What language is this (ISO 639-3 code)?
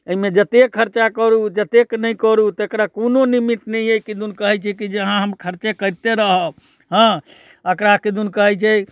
mai